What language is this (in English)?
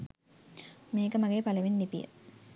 Sinhala